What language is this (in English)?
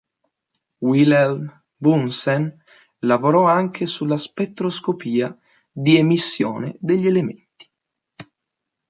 Italian